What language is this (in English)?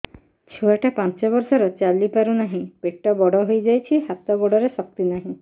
Odia